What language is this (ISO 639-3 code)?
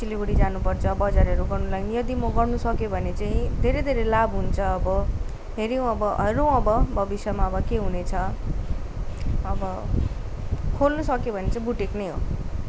nep